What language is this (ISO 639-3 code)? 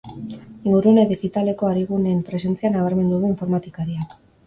eus